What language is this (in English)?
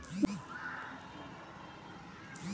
Magahi